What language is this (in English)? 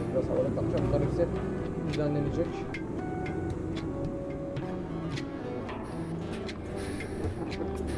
Turkish